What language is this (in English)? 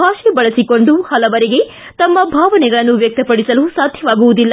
Kannada